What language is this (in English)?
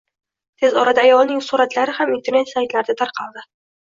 Uzbek